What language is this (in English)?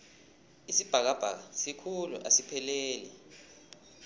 South Ndebele